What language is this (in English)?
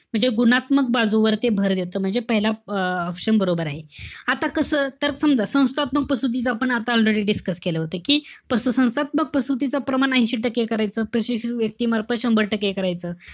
Marathi